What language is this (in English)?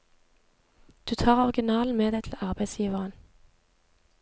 Norwegian